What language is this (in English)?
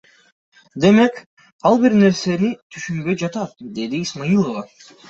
Kyrgyz